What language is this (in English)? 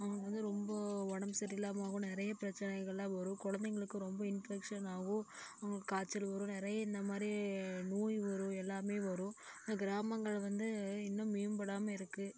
Tamil